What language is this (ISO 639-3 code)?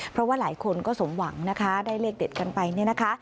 tha